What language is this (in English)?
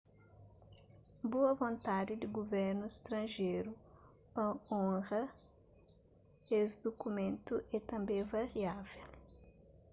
Kabuverdianu